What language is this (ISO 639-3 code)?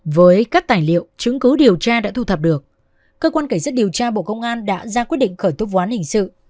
vie